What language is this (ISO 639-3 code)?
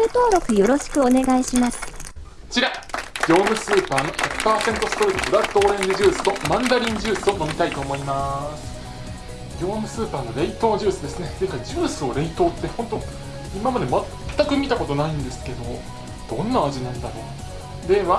jpn